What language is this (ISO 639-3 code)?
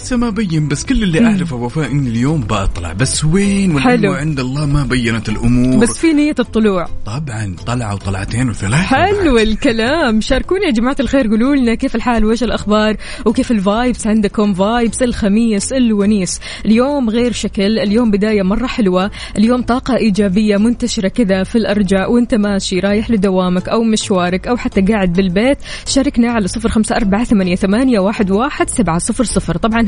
ara